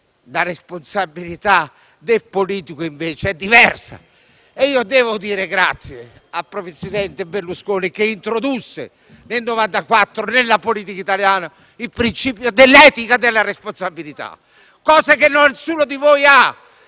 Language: Italian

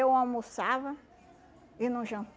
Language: Portuguese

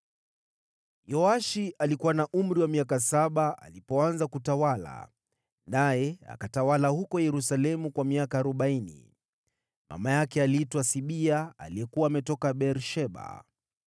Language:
Swahili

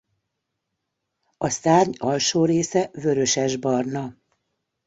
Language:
Hungarian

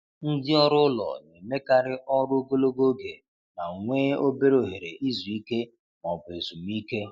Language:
Igbo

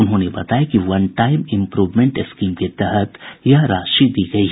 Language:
Hindi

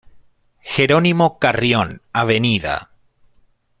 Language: Spanish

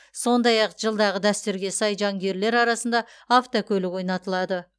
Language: Kazakh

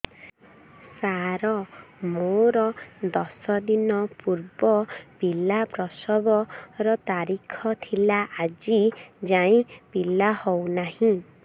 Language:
Odia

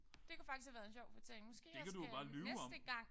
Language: Danish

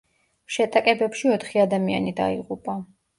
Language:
Georgian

